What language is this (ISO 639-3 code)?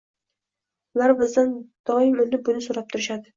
uzb